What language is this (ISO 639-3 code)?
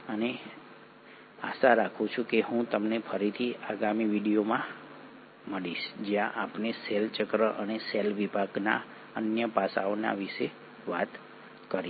guj